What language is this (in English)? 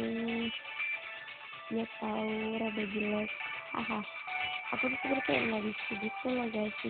Indonesian